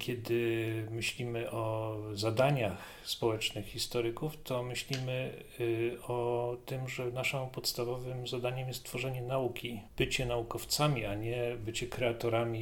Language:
Polish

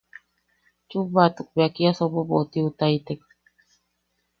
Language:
Yaqui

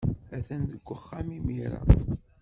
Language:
Kabyle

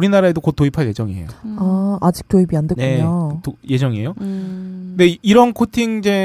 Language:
Korean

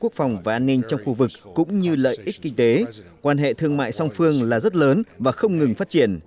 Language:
Vietnamese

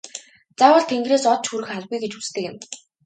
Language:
Mongolian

